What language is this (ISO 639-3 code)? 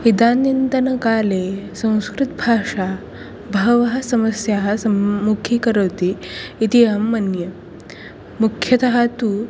san